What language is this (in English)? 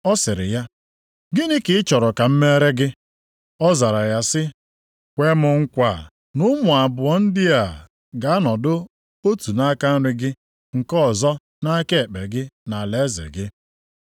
Igbo